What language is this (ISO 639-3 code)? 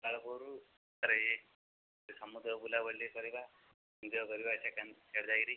ori